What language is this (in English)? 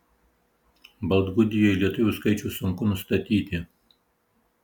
Lithuanian